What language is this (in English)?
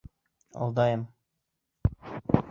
Bashkir